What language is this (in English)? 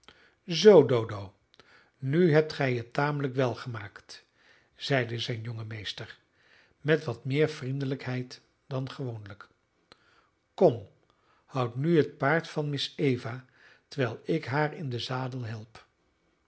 Dutch